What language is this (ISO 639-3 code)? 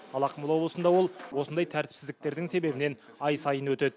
kaz